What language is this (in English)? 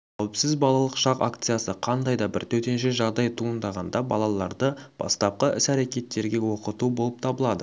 Kazakh